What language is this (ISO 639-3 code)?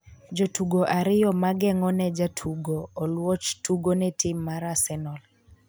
luo